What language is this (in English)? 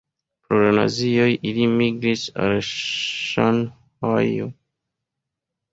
Esperanto